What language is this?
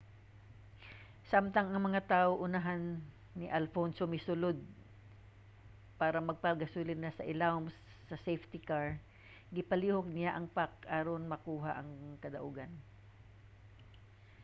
Cebuano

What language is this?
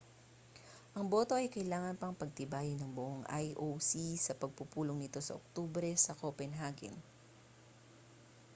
Filipino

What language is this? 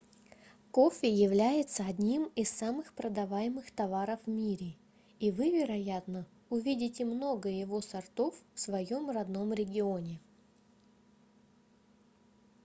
Russian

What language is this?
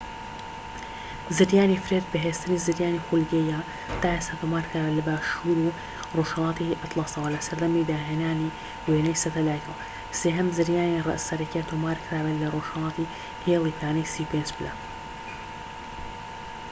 Central Kurdish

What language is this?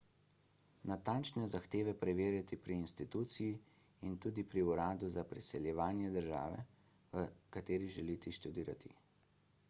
Slovenian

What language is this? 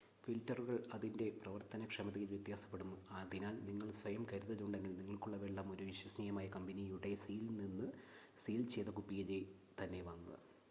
Malayalam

